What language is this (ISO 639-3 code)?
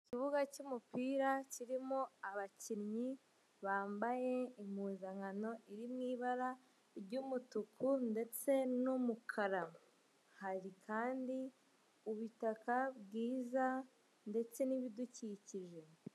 kin